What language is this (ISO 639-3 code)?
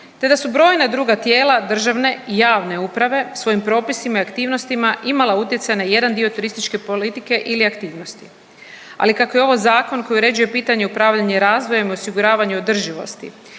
hrv